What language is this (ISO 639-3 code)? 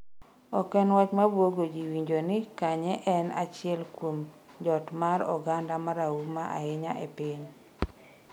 luo